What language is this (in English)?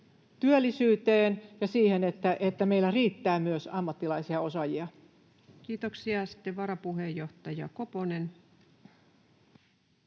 Finnish